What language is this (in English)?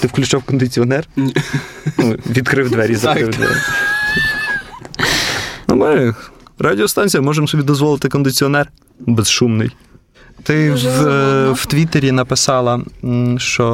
Ukrainian